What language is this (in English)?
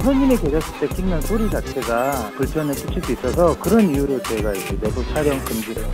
Korean